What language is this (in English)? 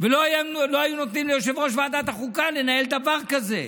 Hebrew